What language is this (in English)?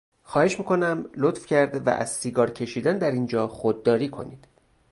Persian